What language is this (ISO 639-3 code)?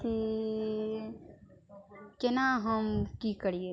mai